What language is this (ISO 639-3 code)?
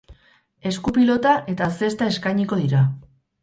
eus